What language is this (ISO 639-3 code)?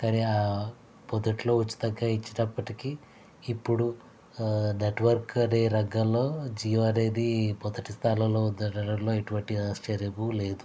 tel